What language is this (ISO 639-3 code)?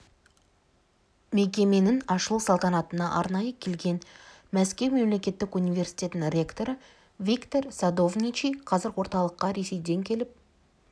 kaz